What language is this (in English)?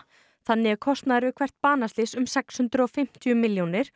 Icelandic